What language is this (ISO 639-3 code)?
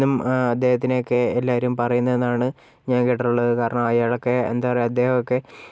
mal